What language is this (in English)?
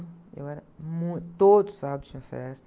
Portuguese